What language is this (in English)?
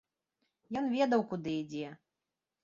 Belarusian